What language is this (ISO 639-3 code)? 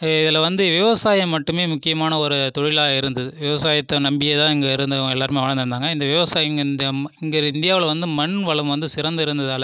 tam